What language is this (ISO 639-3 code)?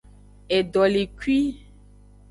ajg